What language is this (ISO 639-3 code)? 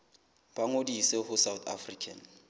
sot